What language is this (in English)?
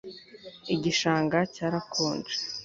Kinyarwanda